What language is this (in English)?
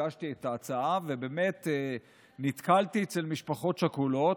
Hebrew